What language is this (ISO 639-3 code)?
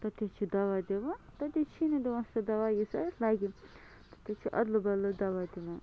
kas